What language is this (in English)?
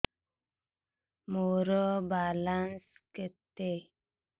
Odia